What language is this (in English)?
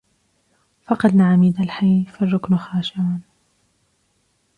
Arabic